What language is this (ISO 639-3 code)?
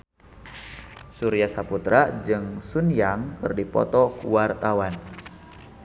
sun